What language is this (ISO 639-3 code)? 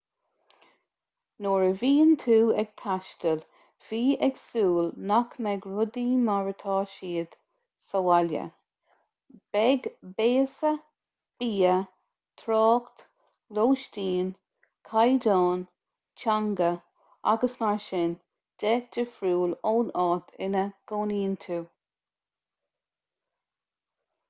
gle